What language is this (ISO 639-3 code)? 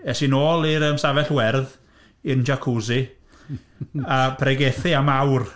cym